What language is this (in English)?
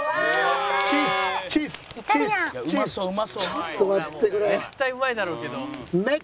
Japanese